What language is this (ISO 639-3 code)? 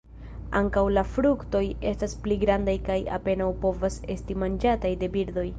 epo